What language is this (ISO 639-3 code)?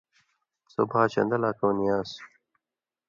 mvy